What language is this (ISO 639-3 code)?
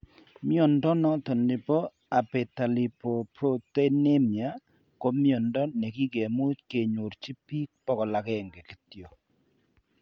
kln